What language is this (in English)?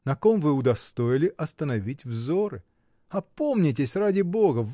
Russian